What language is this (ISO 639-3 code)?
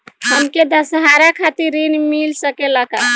bho